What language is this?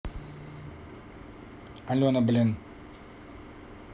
Russian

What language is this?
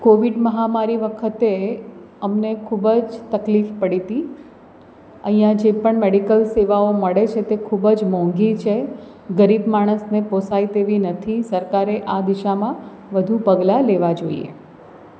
Gujarati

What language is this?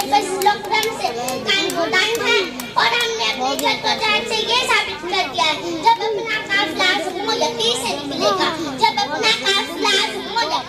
Thai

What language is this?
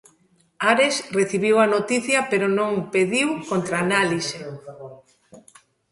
Galician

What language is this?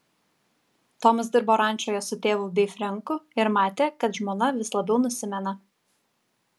Lithuanian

